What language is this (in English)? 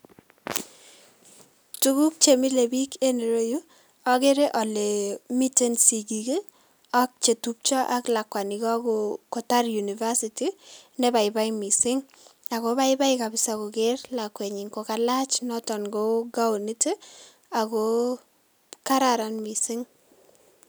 Kalenjin